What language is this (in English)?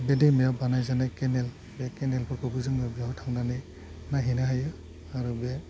Bodo